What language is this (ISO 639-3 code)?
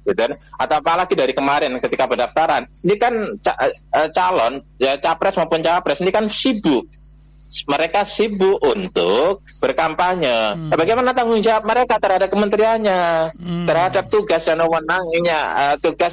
ind